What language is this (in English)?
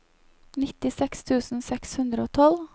Norwegian